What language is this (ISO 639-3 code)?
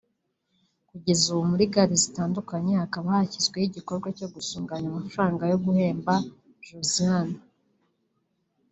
kin